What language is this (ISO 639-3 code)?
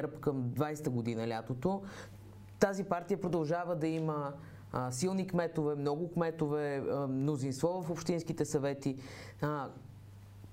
bul